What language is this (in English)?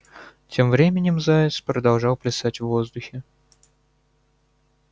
Russian